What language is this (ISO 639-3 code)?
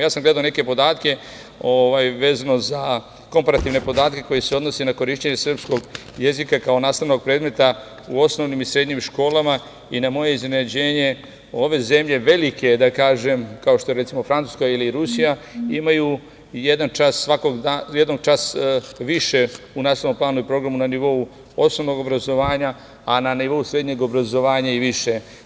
srp